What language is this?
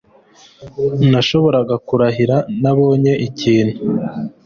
Kinyarwanda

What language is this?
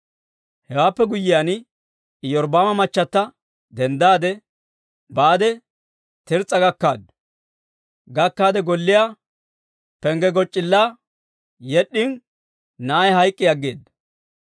Dawro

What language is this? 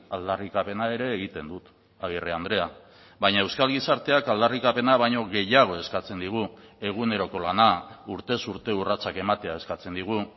Basque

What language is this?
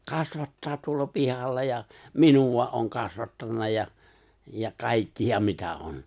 Finnish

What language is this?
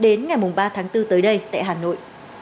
Vietnamese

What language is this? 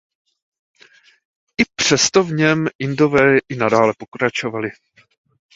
Czech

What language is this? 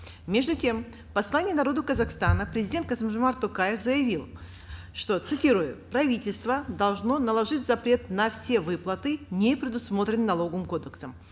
Kazakh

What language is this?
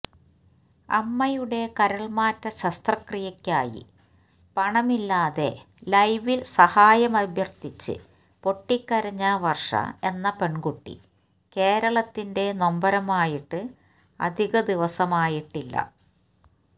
Malayalam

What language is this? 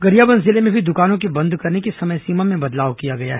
Hindi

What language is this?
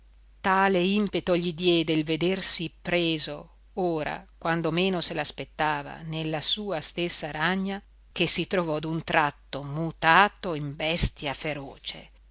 Italian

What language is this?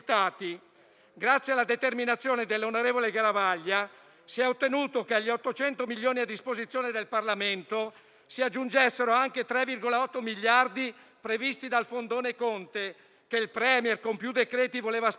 Italian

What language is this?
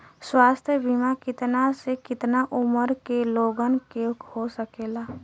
Bhojpuri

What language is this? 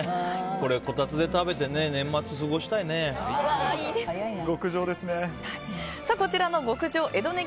Japanese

